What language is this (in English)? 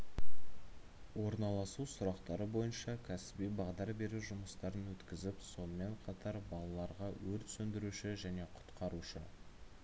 Kazakh